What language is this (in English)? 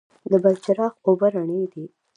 Pashto